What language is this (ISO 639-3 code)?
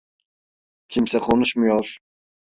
tur